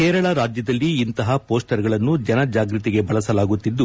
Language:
Kannada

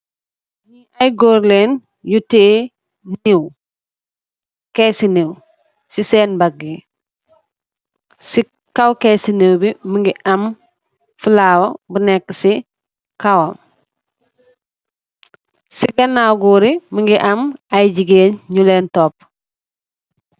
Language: Wolof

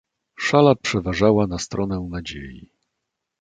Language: Polish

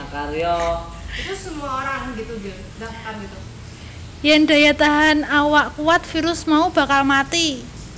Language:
Javanese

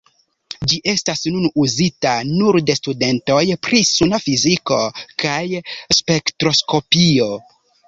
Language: Esperanto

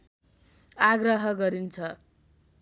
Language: Nepali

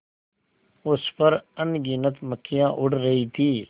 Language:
Hindi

